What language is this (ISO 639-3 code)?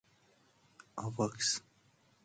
fas